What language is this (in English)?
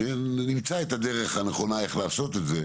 Hebrew